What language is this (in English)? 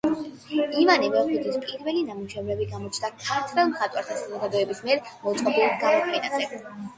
Georgian